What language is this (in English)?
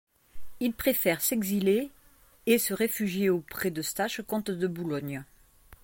French